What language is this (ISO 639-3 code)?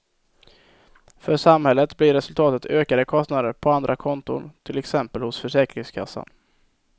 swe